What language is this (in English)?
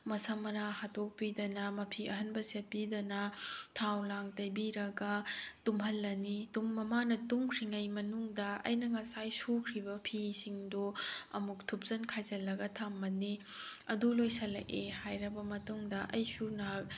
Manipuri